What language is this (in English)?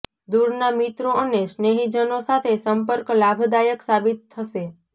Gujarati